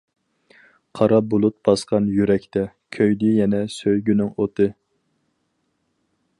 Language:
Uyghur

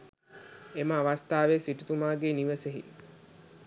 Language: Sinhala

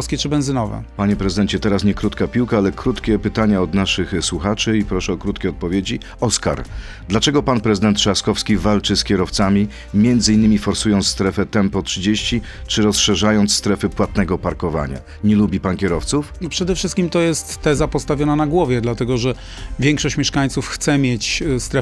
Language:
Polish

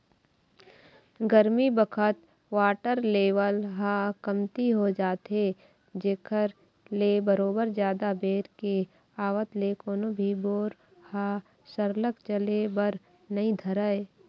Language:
Chhattisgarhi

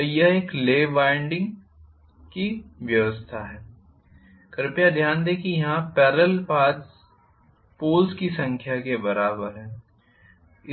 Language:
Hindi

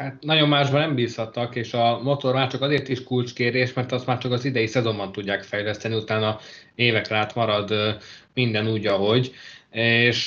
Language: Hungarian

